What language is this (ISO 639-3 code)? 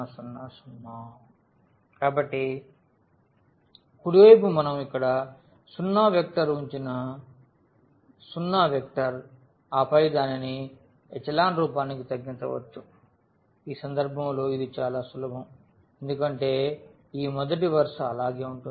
tel